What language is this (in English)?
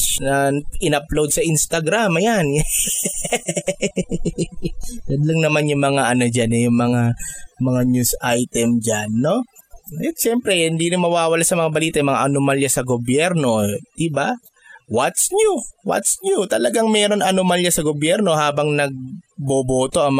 Filipino